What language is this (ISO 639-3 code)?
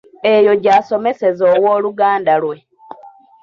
lug